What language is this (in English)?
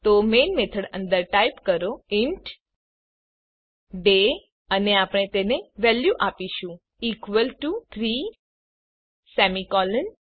Gujarati